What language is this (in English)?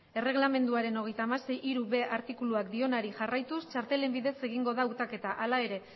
Basque